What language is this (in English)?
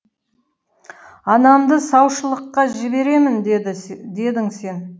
Kazakh